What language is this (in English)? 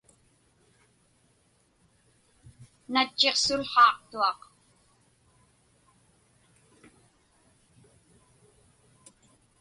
Inupiaq